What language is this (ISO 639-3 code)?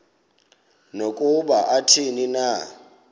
xho